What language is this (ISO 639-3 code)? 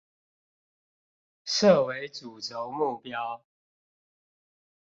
zho